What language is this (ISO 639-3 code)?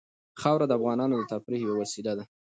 pus